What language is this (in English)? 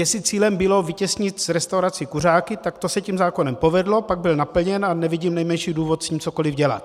Czech